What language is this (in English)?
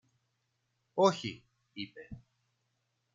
Greek